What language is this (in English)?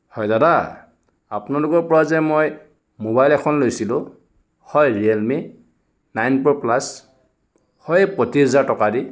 Assamese